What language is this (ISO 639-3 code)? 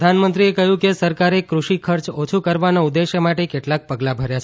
guj